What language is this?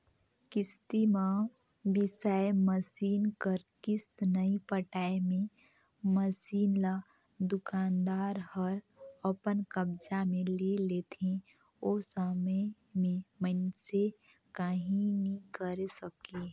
Chhattisgarhi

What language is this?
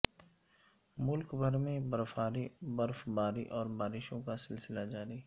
Urdu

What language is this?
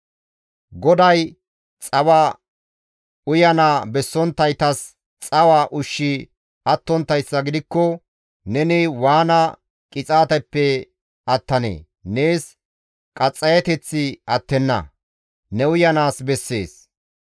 Gamo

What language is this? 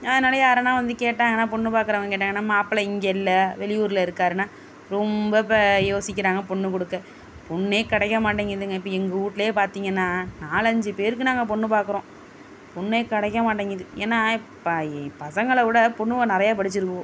Tamil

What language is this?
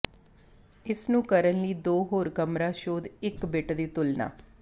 Punjabi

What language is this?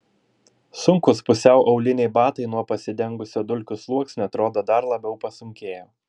Lithuanian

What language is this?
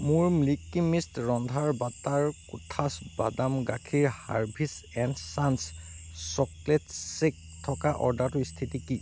Assamese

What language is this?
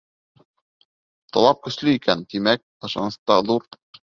Bashkir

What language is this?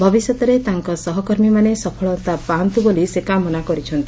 Odia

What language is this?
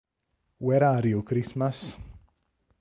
Italian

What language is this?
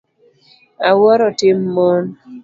Luo (Kenya and Tanzania)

